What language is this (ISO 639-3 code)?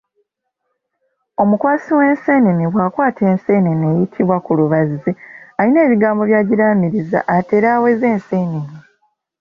lug